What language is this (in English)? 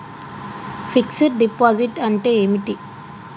Telugu